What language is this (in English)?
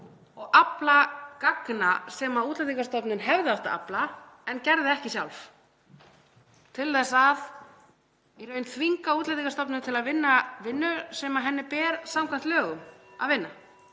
Icelandic